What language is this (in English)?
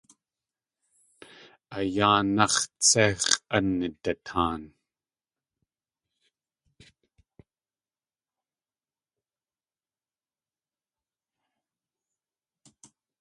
Tlingit